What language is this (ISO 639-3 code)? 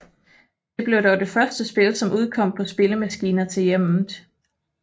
dan